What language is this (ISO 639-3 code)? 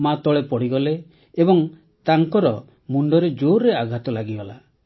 ori